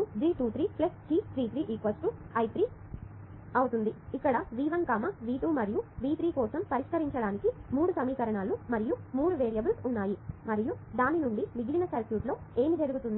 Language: Telugu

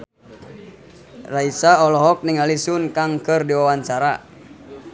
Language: Sundanese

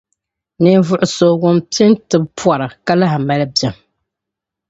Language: Dagbani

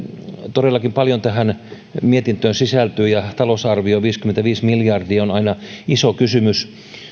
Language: Finnish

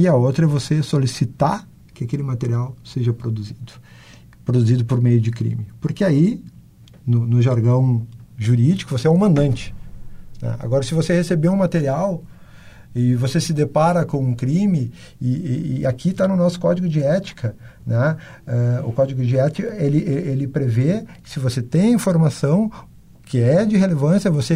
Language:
Portuguese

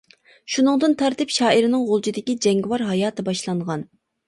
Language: Uyghur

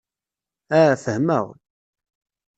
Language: Kabyle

